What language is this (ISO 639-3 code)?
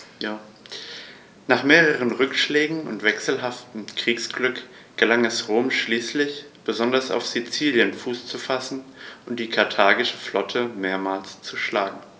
deu